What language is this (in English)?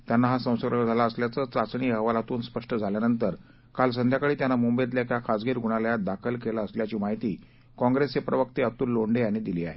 Marathi